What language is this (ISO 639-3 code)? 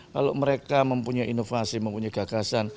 ind